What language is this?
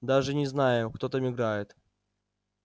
Russian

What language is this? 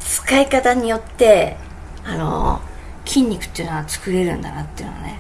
Japanese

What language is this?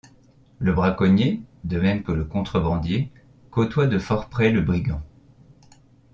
French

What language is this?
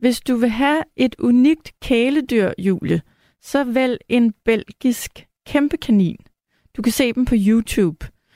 Danish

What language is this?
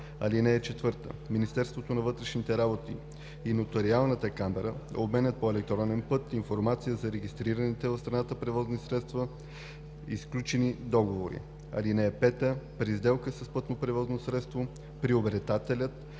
Bulgarian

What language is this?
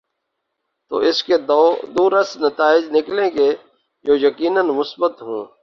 Urdu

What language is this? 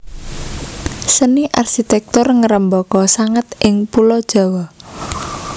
Javanese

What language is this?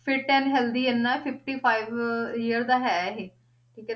Punjabi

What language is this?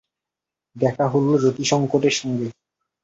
Bangla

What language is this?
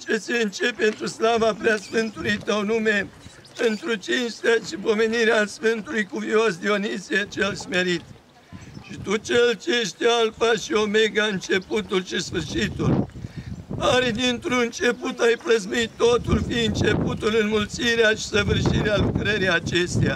Romanian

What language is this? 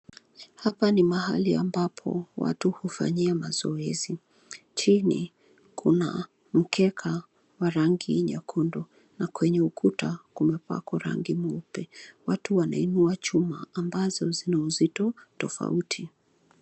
Swahili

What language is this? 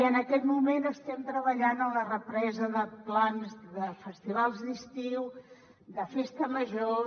Catalan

